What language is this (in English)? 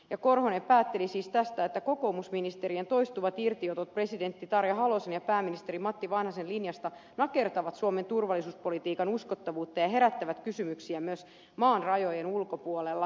Finnish